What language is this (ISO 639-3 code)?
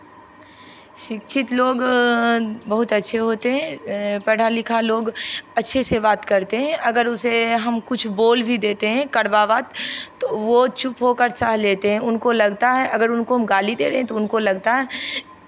hin